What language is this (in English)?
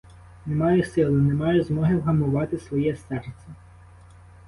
Ukrainian